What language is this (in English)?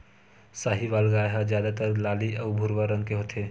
Chhattisgarhi